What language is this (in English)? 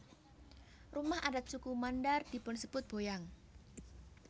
Javanese